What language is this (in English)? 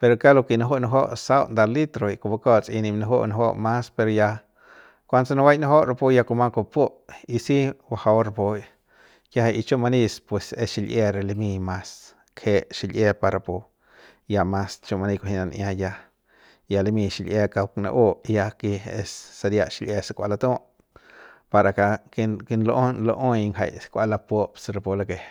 Central Pame